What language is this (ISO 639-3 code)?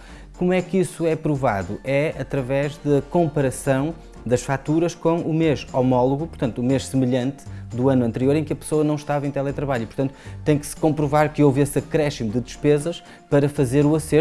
por